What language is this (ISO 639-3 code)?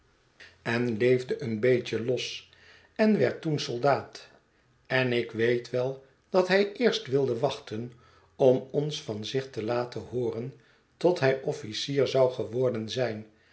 nld